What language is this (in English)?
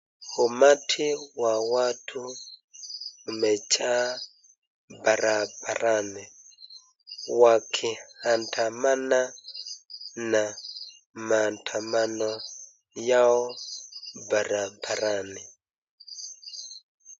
Swahili